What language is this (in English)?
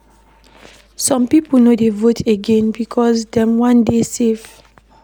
Nigerian Pidgin